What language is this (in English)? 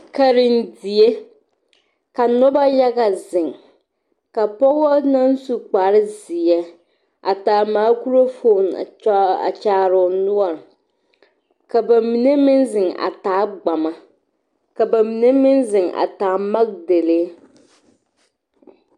Southern Dagaare